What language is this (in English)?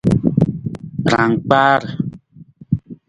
Nawdm